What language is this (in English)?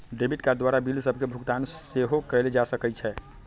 Magahi